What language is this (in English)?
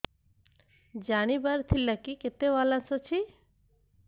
Odia